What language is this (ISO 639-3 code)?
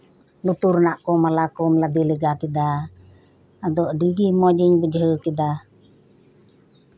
sat